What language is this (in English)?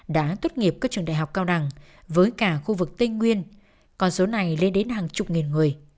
Vietnamese